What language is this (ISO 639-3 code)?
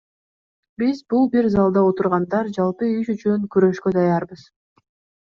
kir